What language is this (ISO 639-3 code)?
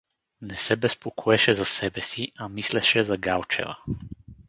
bul